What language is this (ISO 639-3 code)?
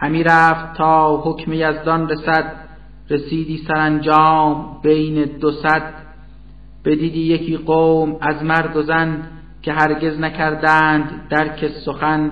fas